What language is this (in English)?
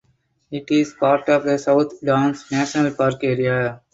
English